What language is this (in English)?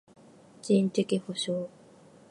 Japanese